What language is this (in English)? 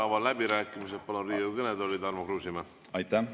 Estonian